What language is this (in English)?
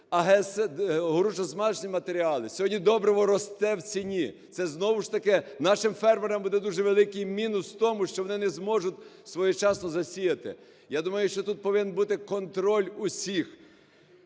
Ukrainian